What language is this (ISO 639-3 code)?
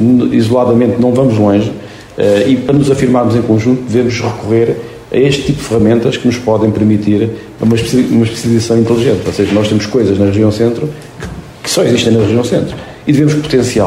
por